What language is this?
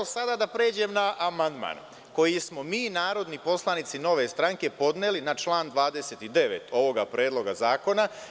Serbian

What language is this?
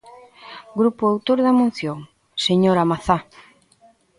Galician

